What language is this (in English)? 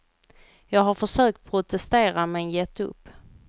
Swedish